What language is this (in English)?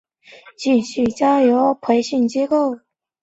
Chinese